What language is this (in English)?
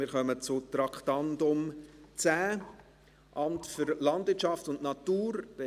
Swiss German